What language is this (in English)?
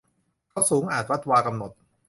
Thai